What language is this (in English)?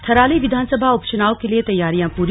Hindi